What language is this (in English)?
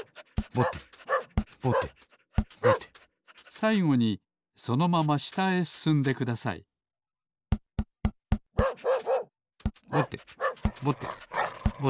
Japanese